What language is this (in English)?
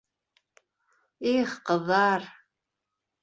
Bashkir